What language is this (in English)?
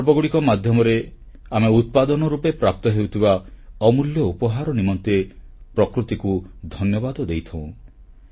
Odia